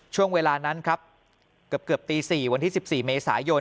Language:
Thai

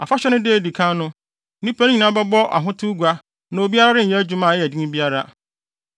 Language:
Akan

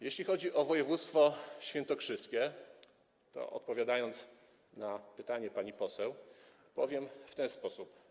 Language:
Polish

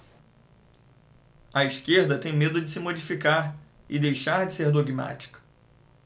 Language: Portuguese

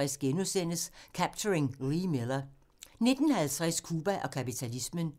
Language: Danish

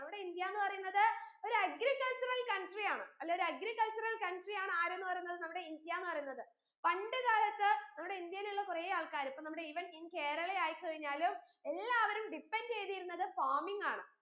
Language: Malayalam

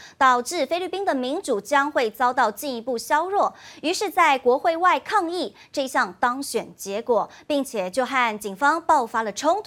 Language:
Chinese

